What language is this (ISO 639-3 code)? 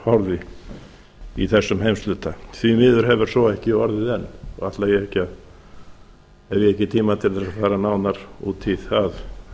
isl